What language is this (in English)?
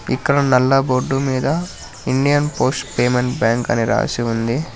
Telugu